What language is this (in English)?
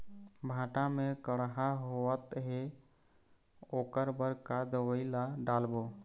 Chhattisgarhi